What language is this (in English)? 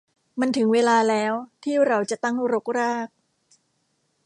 Thai